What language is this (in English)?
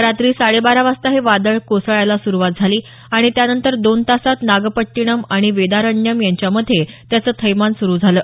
Marathi